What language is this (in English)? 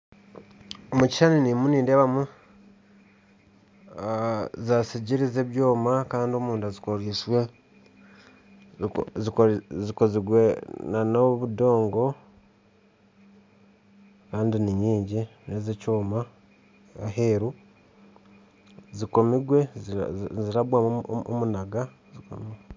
Nyankole